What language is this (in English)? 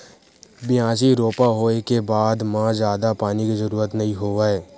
Chhattisgarhi